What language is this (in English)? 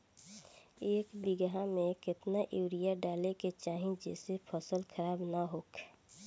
Bhojpuri